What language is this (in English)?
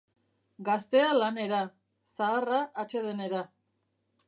Basque